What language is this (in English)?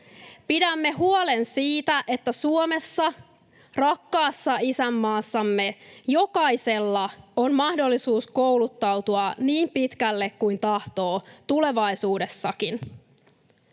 Finnish